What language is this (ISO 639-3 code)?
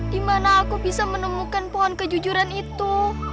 ind